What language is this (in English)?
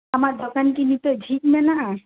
Santali